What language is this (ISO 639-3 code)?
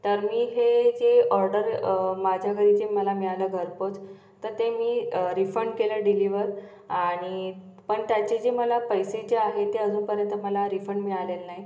mar